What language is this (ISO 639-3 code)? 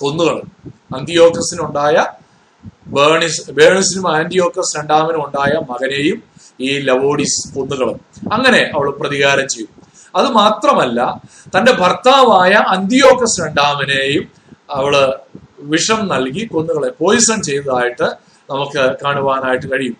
mal